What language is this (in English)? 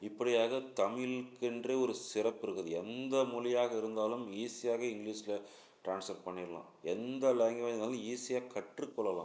Tamil